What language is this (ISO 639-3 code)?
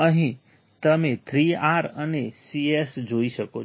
guj